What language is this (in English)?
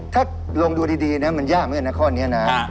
Thai